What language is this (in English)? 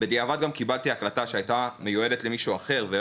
Hebrew